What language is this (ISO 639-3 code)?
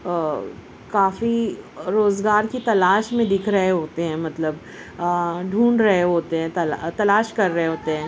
urd